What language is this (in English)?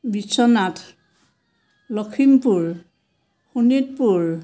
Assamese